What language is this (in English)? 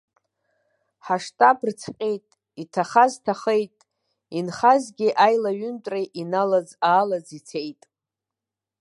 Abkhazian